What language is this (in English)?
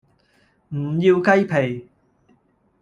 Cantonese